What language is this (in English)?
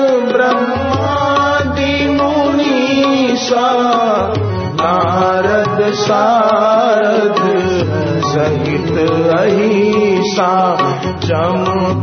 Hindi